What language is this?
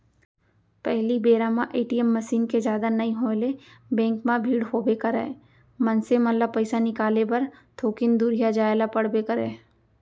Chhattisgarhi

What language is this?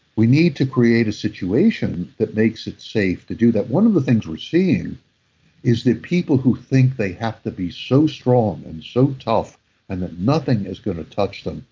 English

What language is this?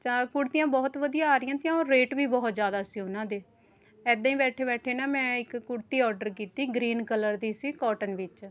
Punjabi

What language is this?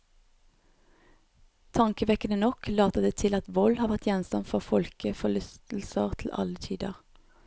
Norwegian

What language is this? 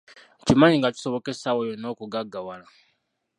Ganda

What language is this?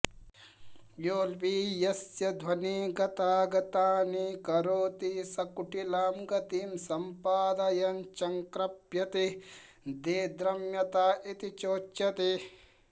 Sanskrit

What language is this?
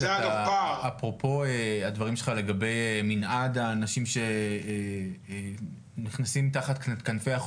Hebrew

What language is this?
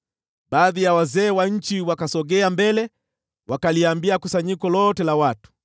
Swahili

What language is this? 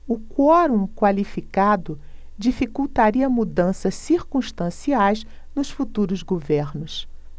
Portuguese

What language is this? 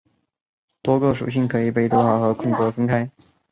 Chinese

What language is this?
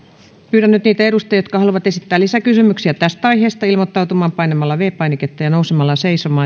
Finnish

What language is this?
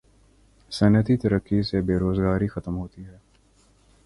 Urdu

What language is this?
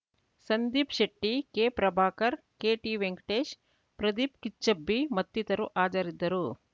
Kannada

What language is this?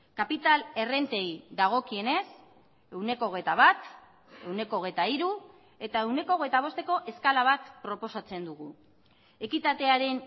Basque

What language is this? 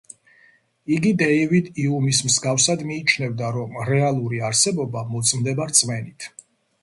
Georgian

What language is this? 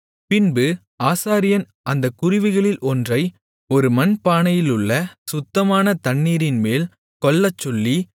Tamil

